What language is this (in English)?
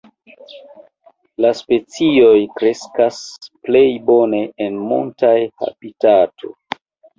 Esperanto